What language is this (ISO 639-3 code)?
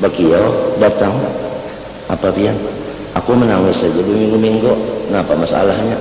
ind